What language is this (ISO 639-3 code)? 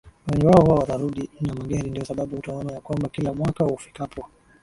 swa